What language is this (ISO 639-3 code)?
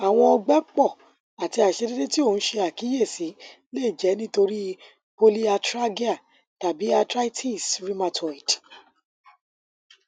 yor